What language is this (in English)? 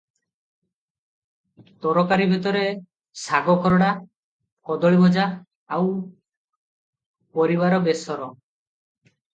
Odia